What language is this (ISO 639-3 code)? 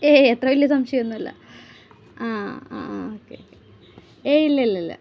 mal